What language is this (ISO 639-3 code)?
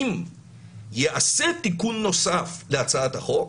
heb